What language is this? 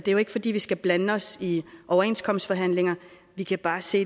Danish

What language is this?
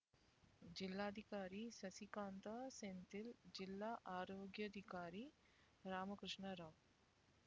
Kannada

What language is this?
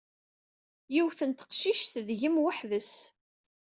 Kabyle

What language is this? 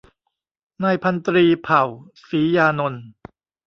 Thai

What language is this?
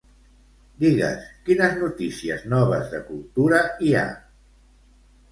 Catalan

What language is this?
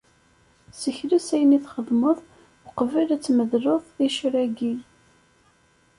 Kabyle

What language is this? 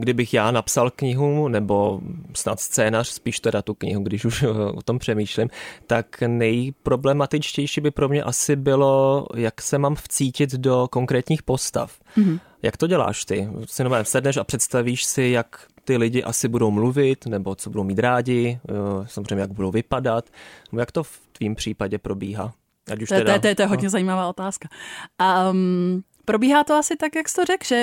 Czech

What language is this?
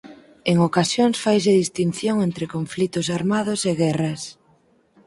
Galician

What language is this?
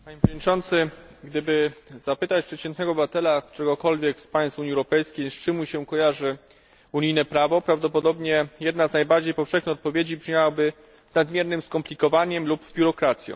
Polish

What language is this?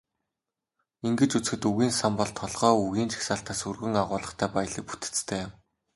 Mongolian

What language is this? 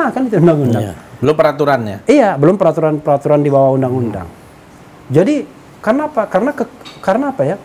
Indonesian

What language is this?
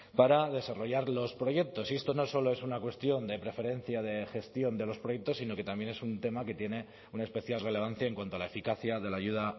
Spanish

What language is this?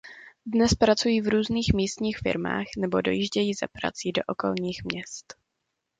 Czech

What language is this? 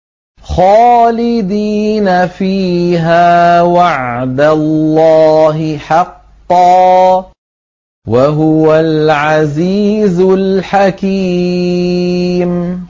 Arabic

